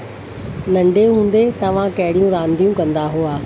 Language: Sindhi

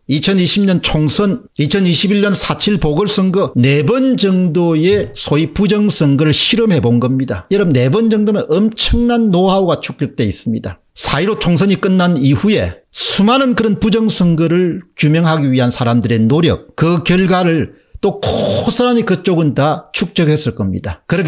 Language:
Korean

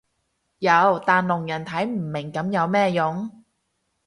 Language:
Cantonese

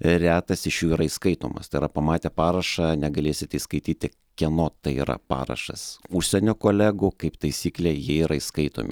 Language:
Lithuanian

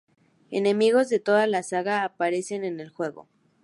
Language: Spanish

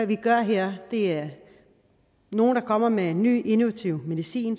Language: Danish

